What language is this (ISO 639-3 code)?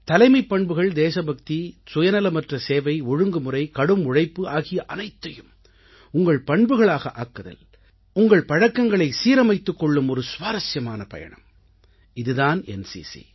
tam